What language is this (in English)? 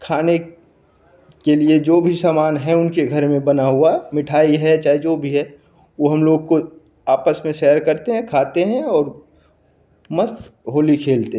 Hindi